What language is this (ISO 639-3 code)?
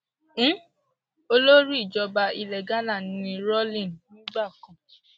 yor